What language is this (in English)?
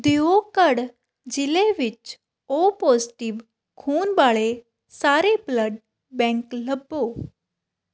Punjabi